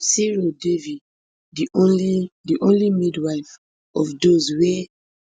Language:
Nigerian Pidgin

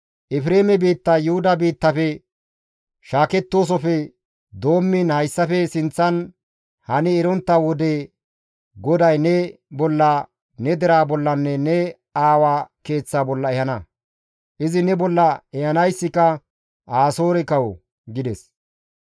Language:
Gamo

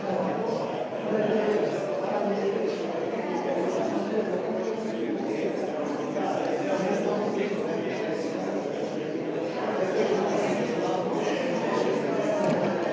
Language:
Slovenian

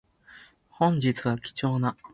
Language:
Japanese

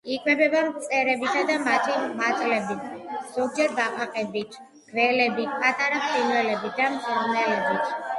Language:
Georgian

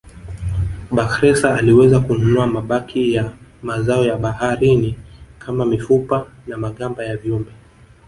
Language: Swahili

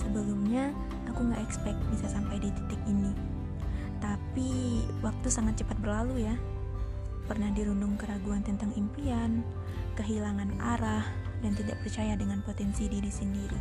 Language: Indonesian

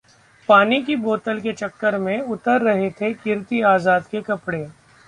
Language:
Hindi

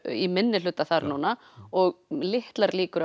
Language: Icelandic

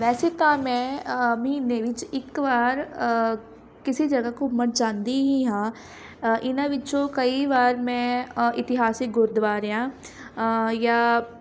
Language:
Punjabi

